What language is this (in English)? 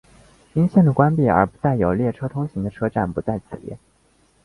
Chinese